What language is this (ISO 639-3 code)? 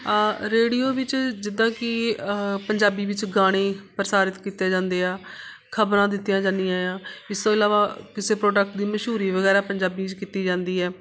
pan